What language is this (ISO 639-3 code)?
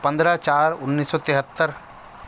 urd